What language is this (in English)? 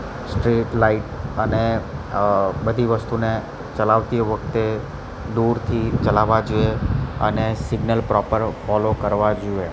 Gujarati